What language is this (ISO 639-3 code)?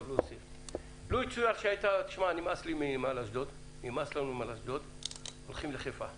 heb